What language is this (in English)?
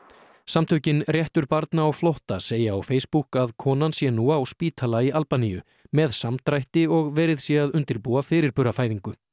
Icelandic